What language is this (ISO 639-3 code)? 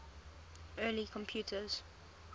eng